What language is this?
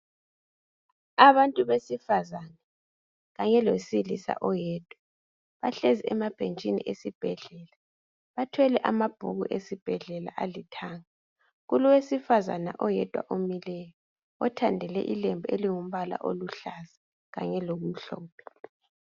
North Ndebele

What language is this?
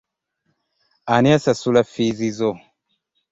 Ganda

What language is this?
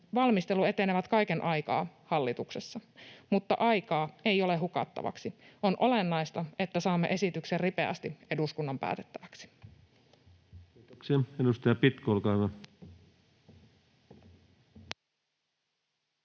Finnish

